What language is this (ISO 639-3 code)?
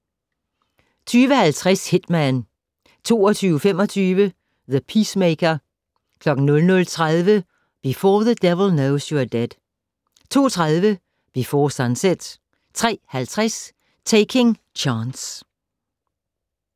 dan